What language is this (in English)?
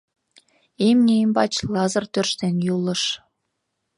Mari